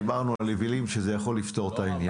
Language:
Hebrew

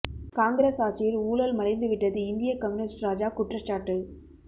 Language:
Tamil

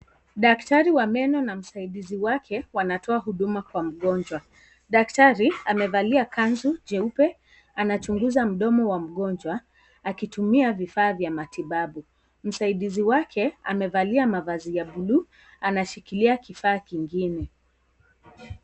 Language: Swahili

